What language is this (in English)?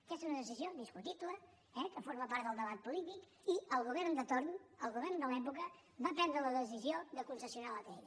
Catalan